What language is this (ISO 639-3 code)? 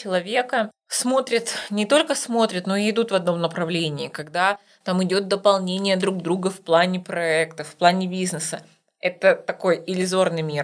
rus